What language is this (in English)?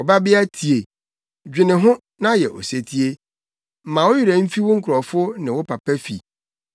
Akan